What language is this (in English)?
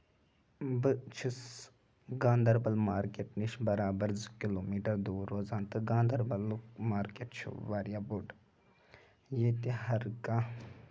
Kashmiri